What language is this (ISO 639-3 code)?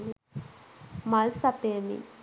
sin